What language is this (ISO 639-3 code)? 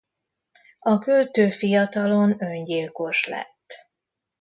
hun